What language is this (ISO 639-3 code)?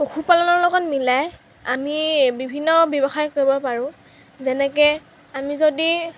asm